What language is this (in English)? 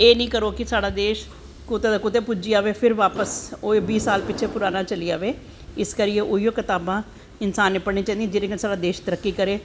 Dogri